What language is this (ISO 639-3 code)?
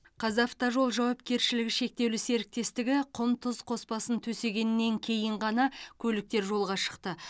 kaz